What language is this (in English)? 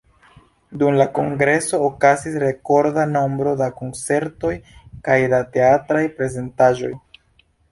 Esperanto